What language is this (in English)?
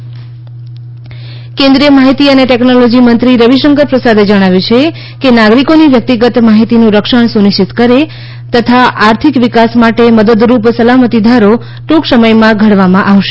Gujarati